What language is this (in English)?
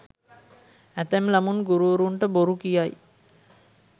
Sinhala